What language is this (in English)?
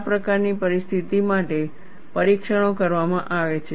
Gujarati